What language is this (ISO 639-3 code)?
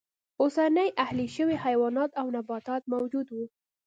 pus